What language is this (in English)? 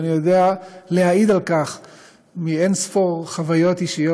Hebrew